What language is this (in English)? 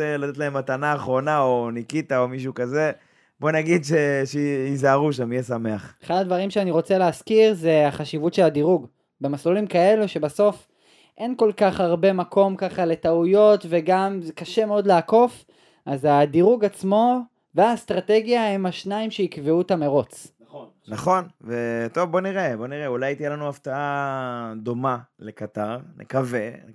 Hebrew